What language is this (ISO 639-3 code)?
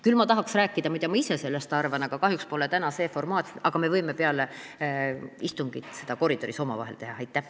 est